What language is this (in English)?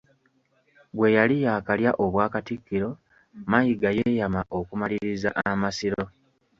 Ganda